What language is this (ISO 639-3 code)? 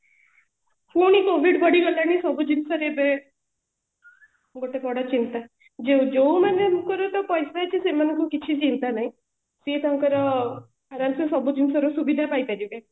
ori